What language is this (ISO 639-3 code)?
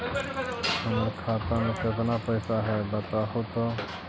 mag